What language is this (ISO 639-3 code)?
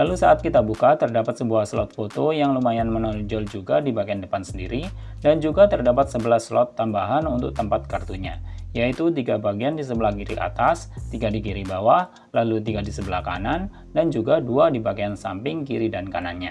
ind